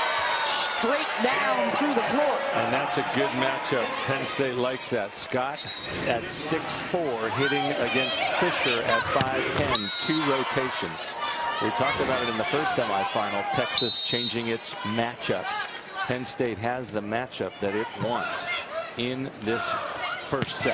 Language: English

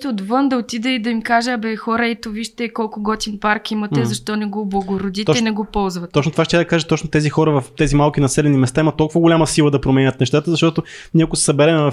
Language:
Bulgarian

